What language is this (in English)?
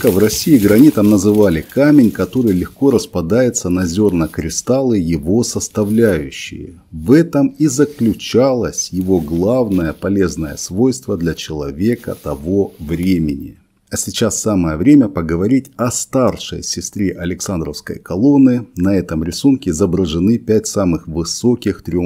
Russian